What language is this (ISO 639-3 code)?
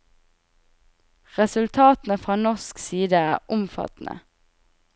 nor